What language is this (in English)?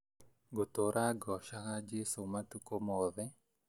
Kikuyu